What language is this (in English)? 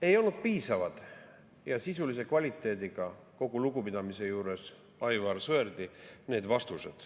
Estonian